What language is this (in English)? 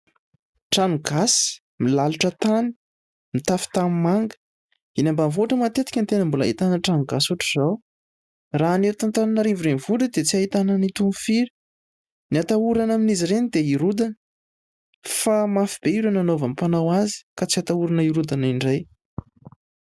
Malagasy